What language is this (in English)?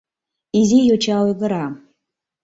Mari